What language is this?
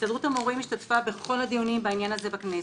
Hebrew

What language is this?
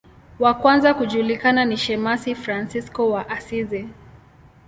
Swahili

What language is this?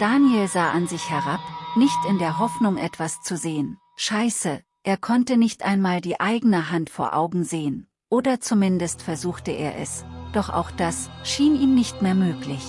German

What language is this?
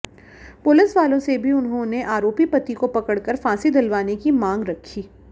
Hindi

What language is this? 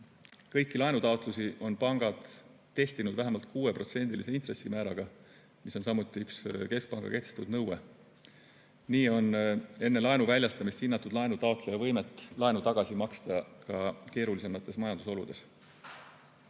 Estonian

